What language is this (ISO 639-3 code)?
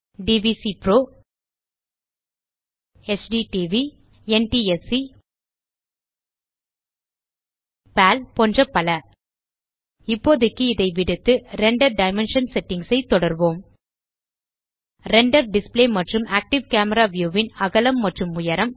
tam